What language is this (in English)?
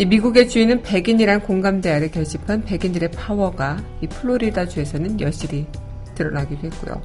Korean